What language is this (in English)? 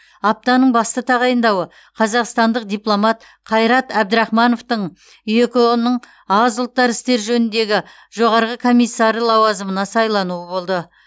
Kazakh